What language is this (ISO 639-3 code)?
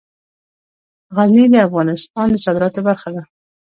pus